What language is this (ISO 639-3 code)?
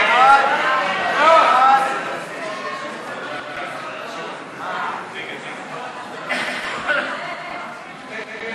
heb